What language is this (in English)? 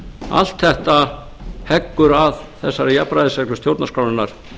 Icelandic